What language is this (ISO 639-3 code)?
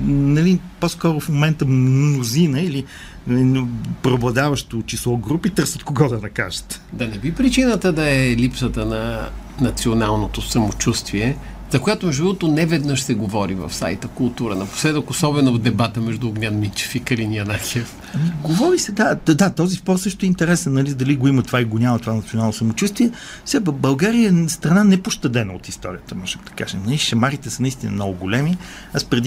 bul